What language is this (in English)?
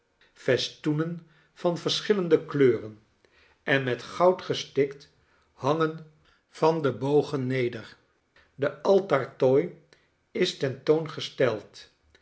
Dutch